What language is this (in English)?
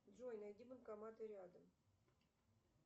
Russian